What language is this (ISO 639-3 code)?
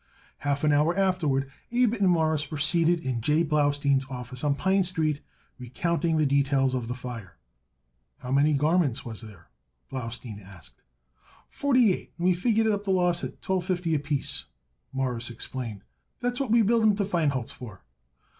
eng